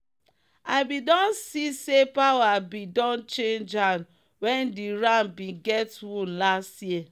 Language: Nigerian Pidgin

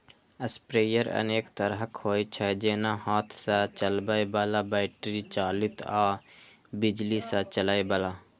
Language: Maithili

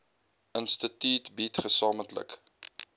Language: Afrikaans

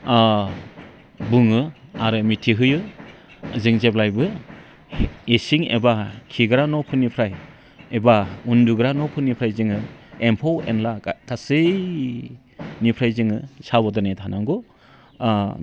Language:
Bodo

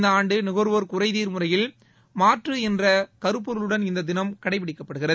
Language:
Tamil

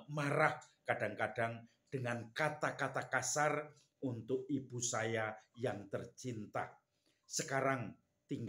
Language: Indonesian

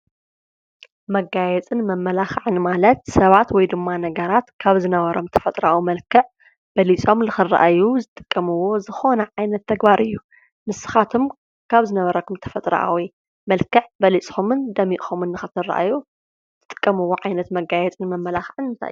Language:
Tigrinya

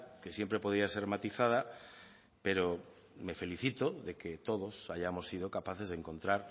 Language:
Spanish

